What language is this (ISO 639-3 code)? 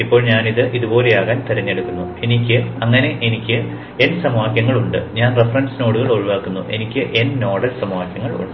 mal